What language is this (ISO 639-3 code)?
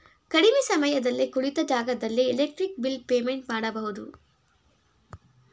kan